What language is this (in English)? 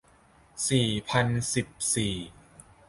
Thai